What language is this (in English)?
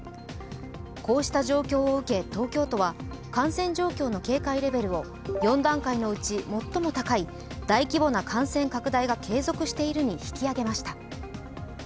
Japanese